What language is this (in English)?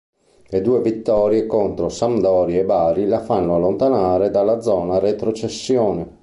Italian